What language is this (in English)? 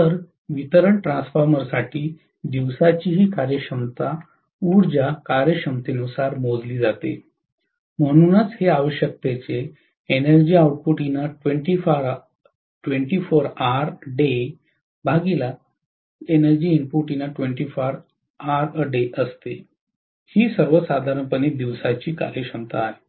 Marathi